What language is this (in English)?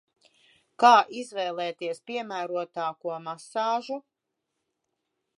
Latvian